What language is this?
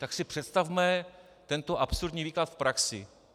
Czech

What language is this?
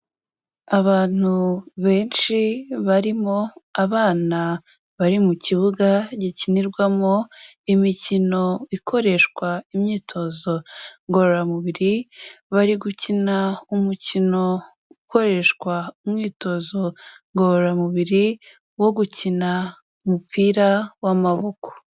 Kinyarwanda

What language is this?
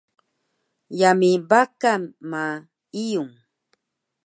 Taroko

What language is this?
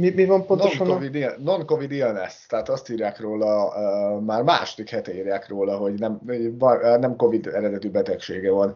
Hungarian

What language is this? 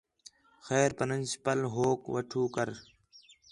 Khetrani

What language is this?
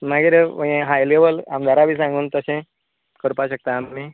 Konkani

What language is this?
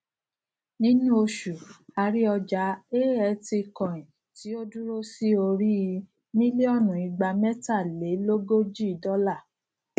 Yoruba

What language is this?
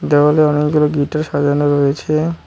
Bangla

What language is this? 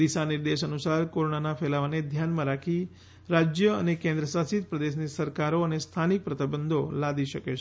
Gujarati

